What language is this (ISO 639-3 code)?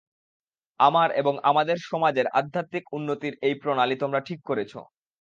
ben